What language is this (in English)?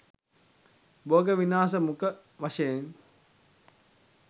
Sinhala